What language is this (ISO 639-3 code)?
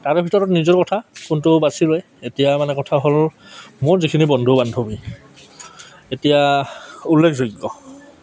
asm